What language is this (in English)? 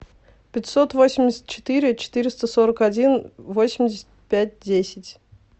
Russian